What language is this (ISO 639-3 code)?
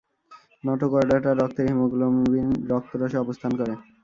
ben